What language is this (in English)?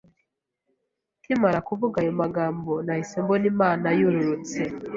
Kinyarwanda